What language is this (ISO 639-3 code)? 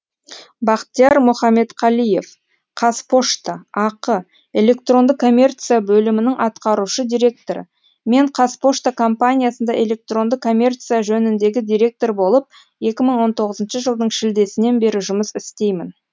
kaz